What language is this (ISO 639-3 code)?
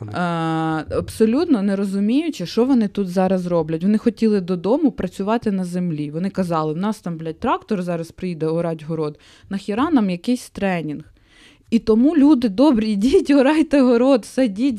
ukr